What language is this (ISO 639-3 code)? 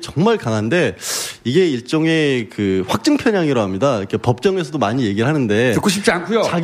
kor